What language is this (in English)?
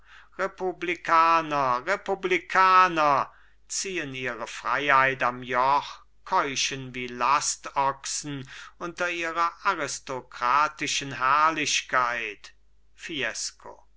German